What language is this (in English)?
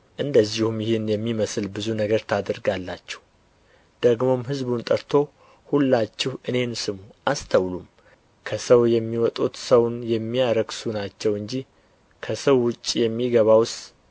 Amharic